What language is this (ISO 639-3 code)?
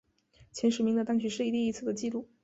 zho